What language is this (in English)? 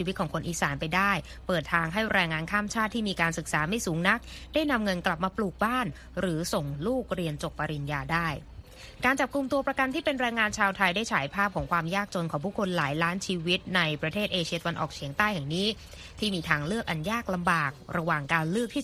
Thai